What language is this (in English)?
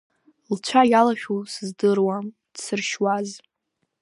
Abkhazian